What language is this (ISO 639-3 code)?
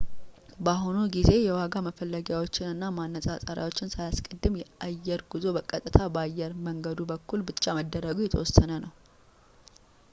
amh